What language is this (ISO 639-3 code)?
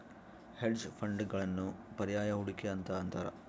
kan